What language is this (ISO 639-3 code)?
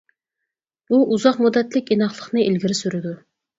uig